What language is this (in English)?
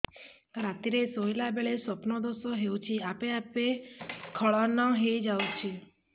Odia